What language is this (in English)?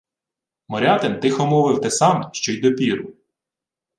Ukrainian